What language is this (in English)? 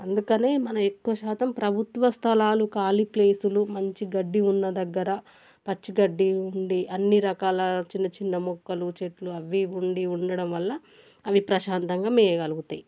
Telugu